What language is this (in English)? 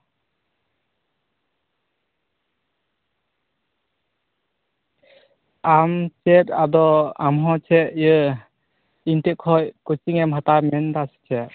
Santali